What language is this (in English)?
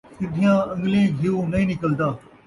Saraiki